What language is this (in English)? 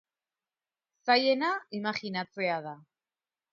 Basque